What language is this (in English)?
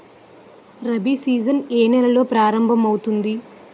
Telugu